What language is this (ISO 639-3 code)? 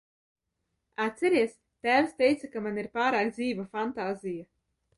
lav